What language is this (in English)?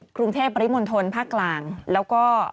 Thai